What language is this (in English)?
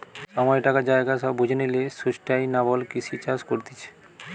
Bangla